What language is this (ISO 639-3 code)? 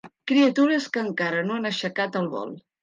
cat